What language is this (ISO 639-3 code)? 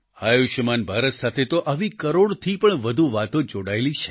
guj